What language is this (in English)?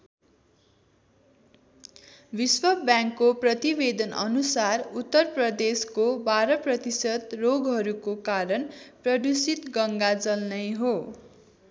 Nepali